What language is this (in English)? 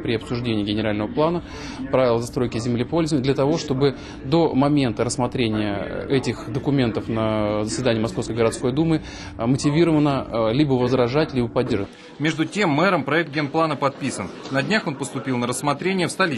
Russian